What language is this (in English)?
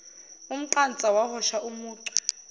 Zulu